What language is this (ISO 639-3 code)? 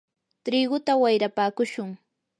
qur